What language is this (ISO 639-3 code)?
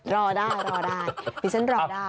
tha